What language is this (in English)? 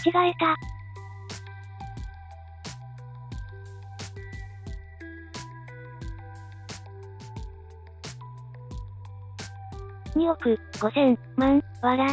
Japanese